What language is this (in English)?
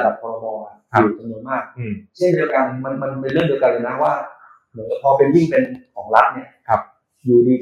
Thai